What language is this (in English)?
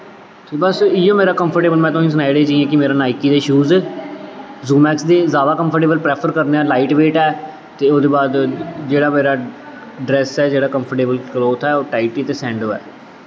Dogri